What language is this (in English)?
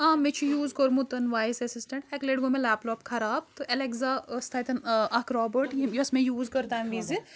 Kashmiri